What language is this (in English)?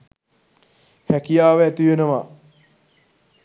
Sinhala